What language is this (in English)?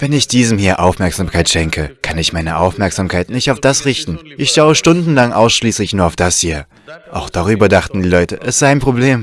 German